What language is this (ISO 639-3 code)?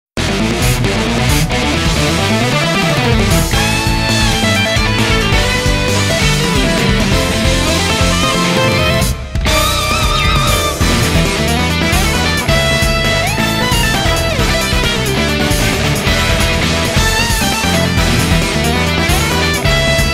tha